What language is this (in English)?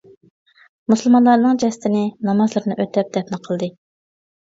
Uyghur